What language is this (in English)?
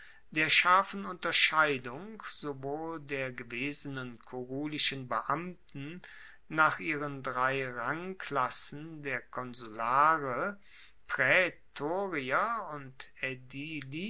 German